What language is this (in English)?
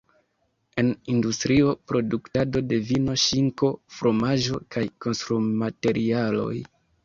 Esperanto